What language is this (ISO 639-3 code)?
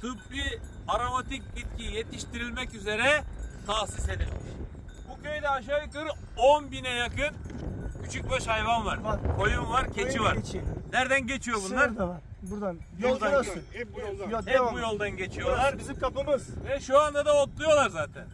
tur